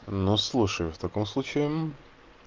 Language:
Russian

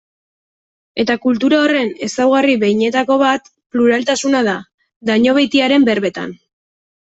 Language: Basque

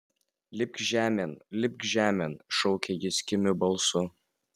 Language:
Lithuanian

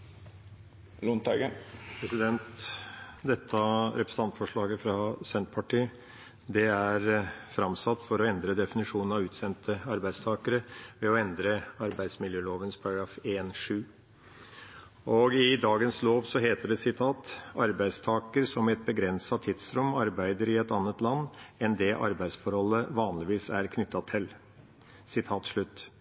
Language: Norwegian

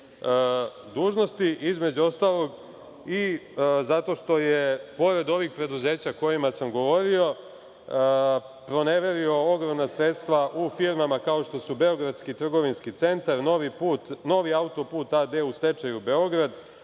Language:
Serbian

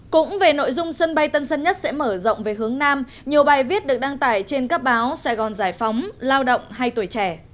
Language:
Vietnamese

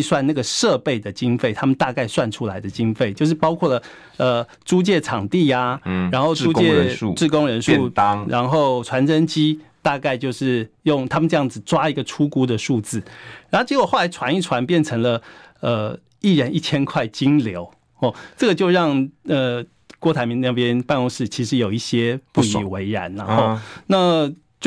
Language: Chinese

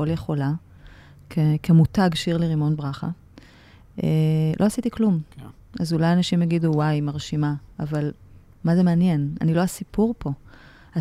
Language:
Hebrew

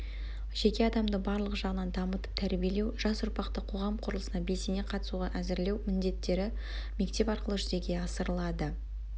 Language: Kazakh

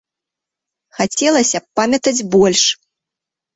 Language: Belarusian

